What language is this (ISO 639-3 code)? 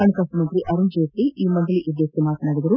kan